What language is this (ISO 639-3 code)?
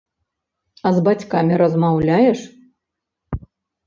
bel